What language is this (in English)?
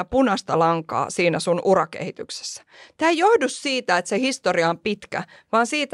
Finnish